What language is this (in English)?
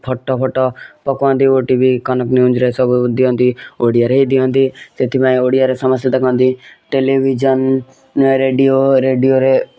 Odia